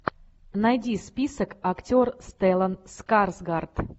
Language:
Russian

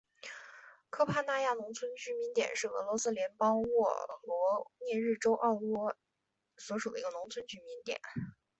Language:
Chinese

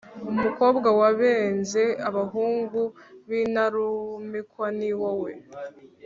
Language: Kinyarwanda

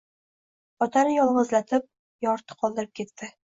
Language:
Uzbek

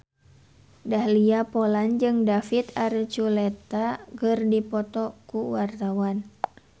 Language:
Sundanese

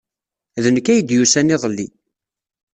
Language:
Kabyle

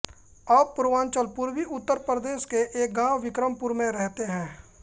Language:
Hindi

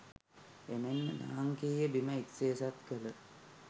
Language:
Sinhala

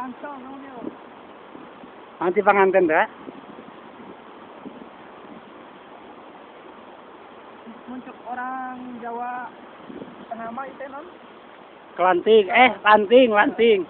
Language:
Indonesian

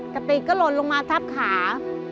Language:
Thai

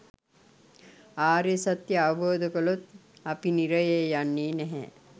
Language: Sinhala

